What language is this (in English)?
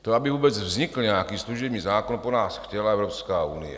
Czech